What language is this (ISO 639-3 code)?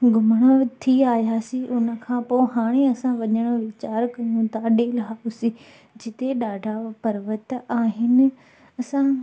snd